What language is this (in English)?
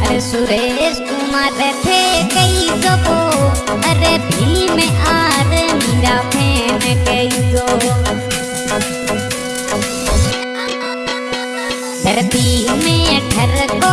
Hindi